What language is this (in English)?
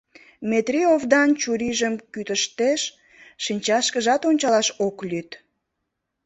Mari